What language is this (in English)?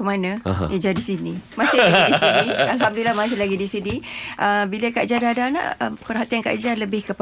Malay